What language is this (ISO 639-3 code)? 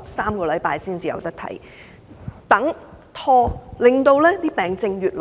yue